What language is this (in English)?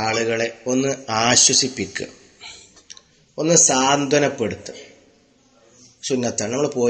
Arabic